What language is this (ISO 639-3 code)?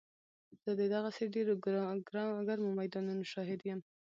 pus